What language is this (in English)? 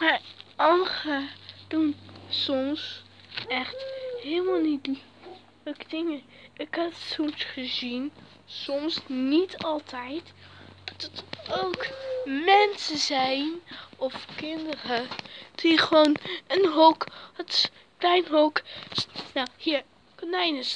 Dutch